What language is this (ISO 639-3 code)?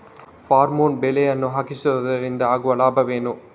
kan